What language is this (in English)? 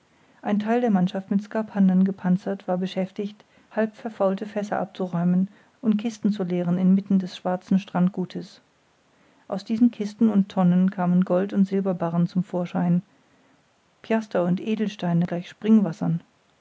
German